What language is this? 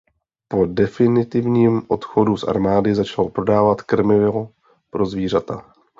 Czech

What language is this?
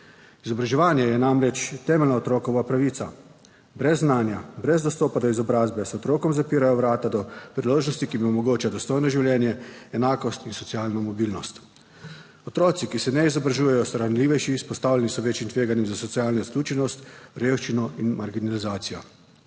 Slovenian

